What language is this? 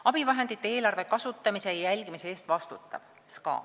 Estonian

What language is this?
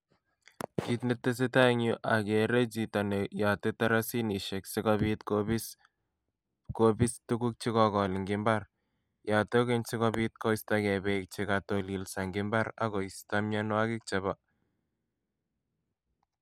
Kalenjin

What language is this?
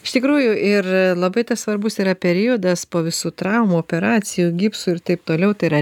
Lithuanian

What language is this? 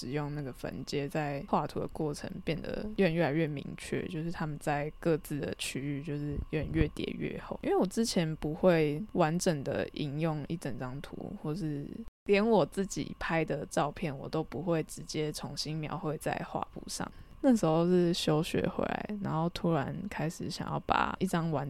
Chinese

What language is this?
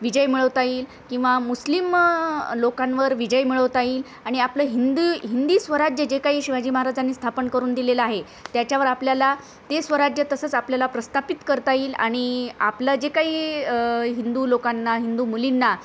Marathi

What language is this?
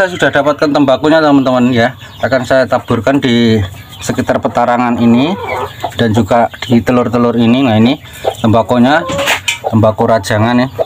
Indonesian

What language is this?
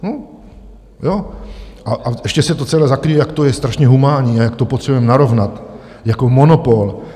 Czech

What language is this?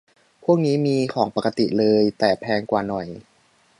Thai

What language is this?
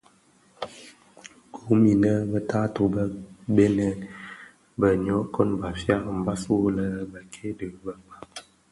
Bafia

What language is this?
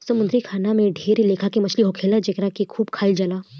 Bhojpuri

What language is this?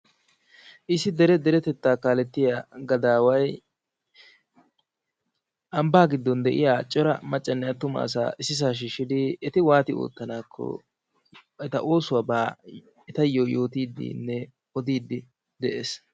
Wolaytta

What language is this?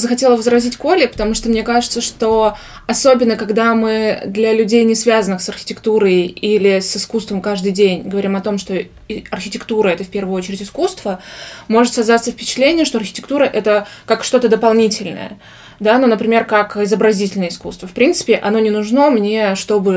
Russian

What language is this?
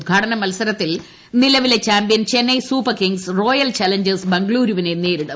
Malayalam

